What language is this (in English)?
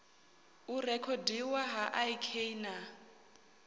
Venda